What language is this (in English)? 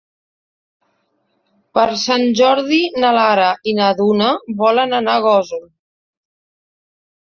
Catalan